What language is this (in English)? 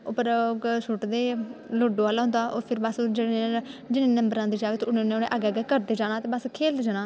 Dogri